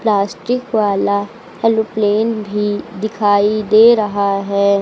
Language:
Hindi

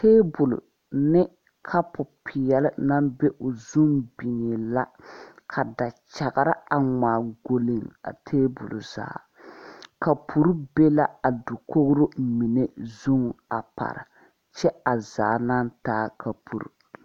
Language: Southern Dagaare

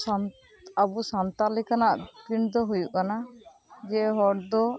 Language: Santali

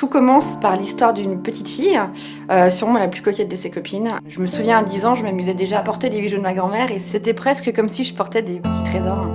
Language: French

